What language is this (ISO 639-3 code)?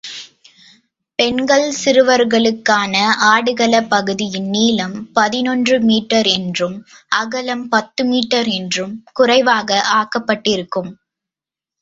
tam